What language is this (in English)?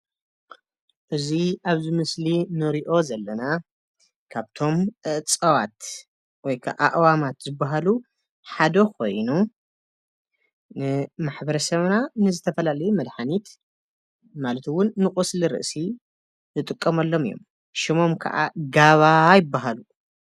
Tigrinya